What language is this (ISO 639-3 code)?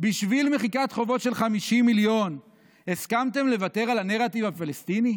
heb